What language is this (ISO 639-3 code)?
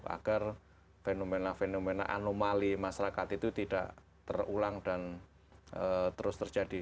ind